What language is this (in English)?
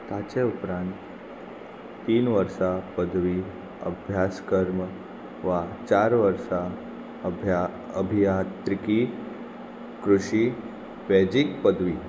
Konkani